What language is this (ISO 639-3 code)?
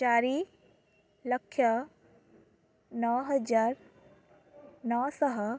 ori